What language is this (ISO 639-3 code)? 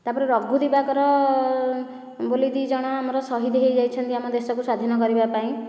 ori